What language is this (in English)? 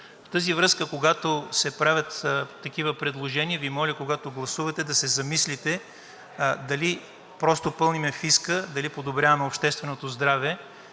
Bulgarian